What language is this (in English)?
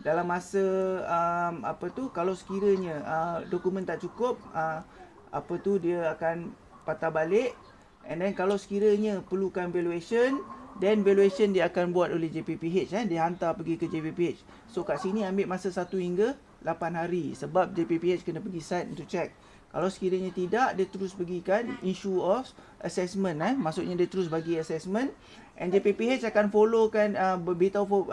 Malay